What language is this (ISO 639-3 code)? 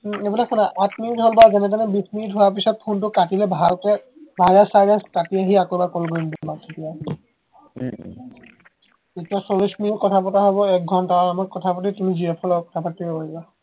asm